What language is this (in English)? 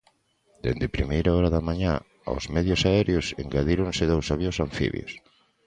Galician